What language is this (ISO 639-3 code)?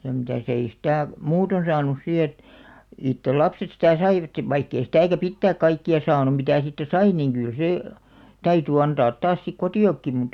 fin